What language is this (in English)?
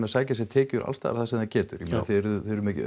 Icelandic